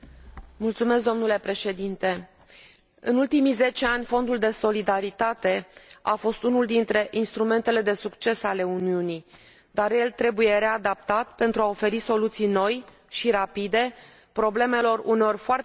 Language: Romanian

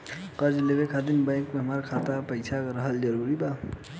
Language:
Bhojpuri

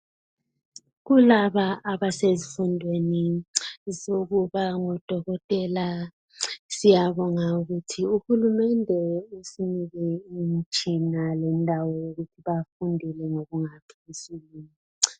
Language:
North Ndebele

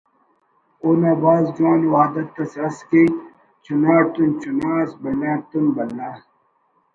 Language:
Brahui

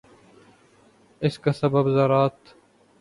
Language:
Urdu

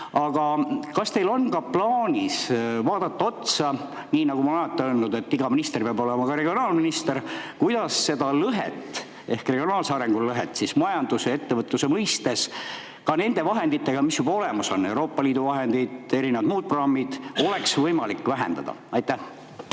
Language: Estonian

